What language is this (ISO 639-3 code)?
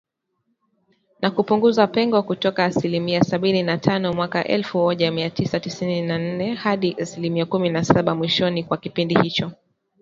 swa